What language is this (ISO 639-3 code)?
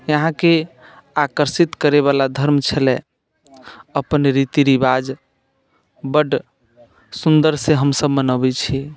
mai